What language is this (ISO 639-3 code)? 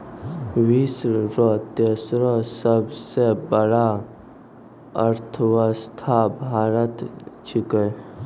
mai